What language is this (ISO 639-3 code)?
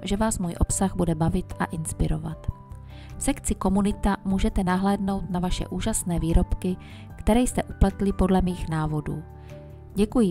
ces